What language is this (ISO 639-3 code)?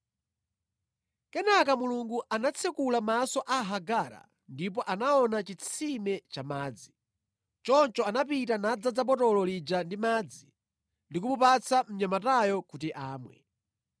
nya